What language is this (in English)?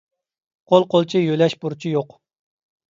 Uyghur